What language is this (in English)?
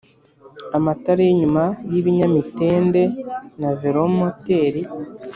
Kinyarwanda